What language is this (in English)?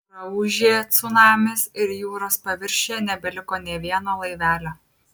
Lithuanian